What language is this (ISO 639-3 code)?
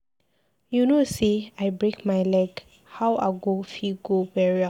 pcm